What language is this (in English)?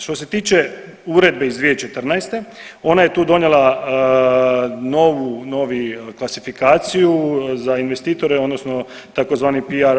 Croatian